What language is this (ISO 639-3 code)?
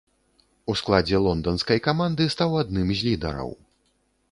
bel